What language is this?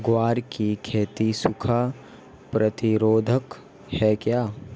Hindi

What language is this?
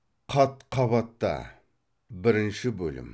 Kazakh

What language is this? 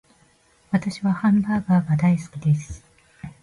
Japanese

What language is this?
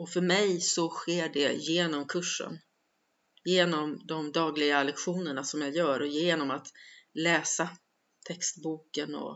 Swedish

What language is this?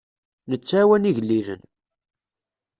Kabyle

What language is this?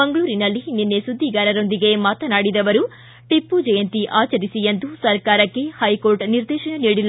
Kannada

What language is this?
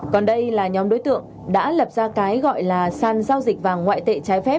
Vietnamese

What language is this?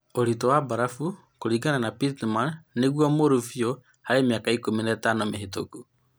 Kikuyu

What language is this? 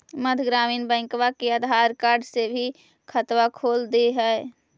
Magahi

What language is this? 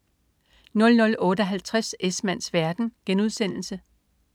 Danish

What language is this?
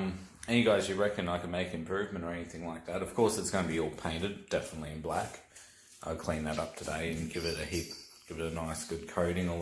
English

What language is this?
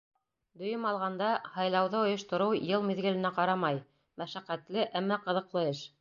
Bashkir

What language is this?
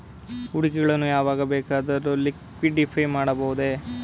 Kannada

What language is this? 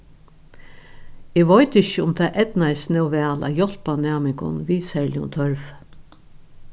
Faroese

